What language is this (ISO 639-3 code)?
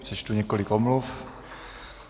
ces